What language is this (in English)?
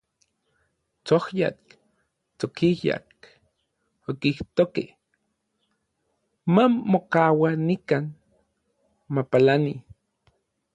Orizaba Nahuatl